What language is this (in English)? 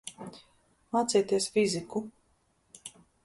Latvian